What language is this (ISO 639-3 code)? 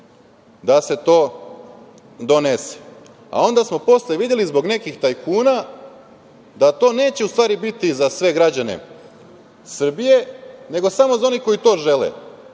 srp